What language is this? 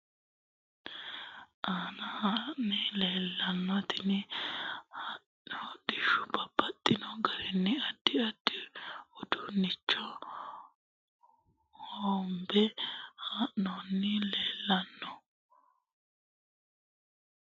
Sidamo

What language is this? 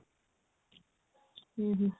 Odia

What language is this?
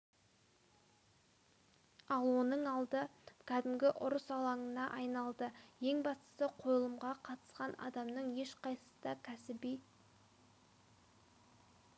Kazakh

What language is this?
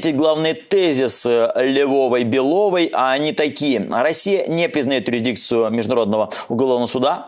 Russian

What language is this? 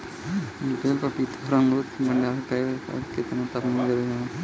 Bhojpuri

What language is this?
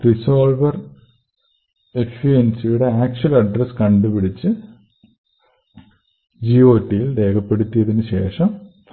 Malayalam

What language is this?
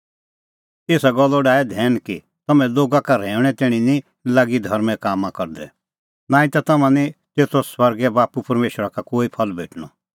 Kullu Pahari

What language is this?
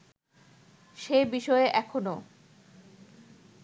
Bangla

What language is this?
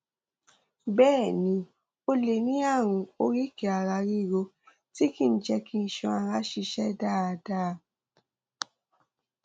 Yoruba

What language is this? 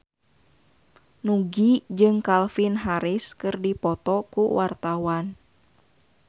Sundanese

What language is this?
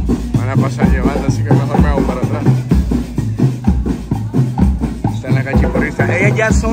Spanish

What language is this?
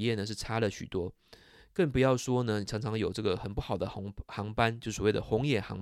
Chinese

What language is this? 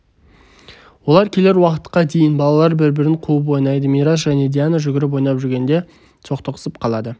Kazakh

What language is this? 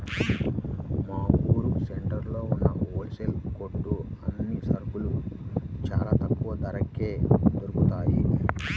Telugu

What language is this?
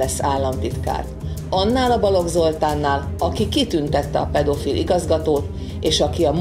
Hungarian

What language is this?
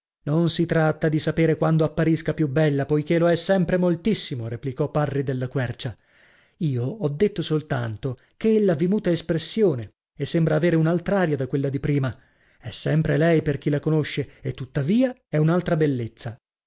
Italian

